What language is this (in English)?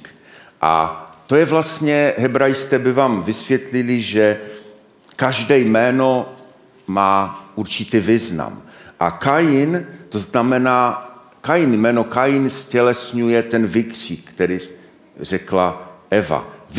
Czech